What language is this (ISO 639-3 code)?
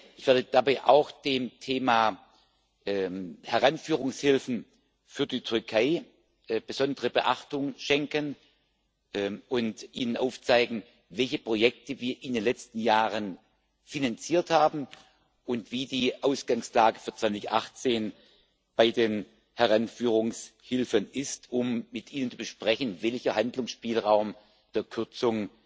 deu